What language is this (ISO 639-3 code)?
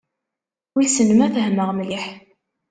kab